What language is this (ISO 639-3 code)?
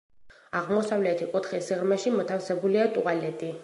kat